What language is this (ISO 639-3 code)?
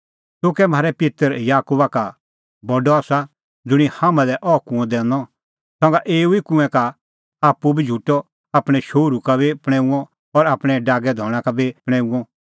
kfx